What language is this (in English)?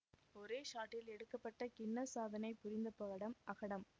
Tamil